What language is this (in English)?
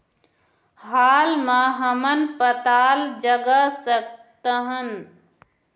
Chhattisgarhi